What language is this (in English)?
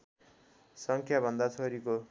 Nepali